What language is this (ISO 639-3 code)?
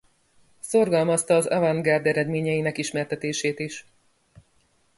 hun